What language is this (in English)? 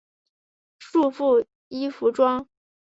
Chinese